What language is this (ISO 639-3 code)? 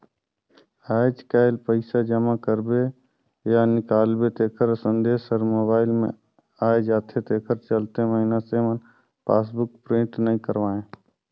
hne